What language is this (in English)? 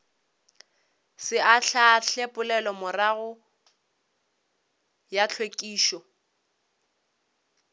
Northern Sotho